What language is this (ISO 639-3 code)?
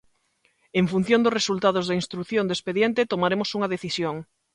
glg